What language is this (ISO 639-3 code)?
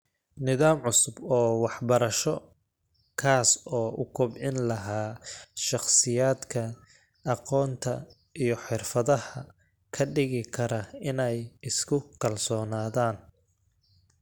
som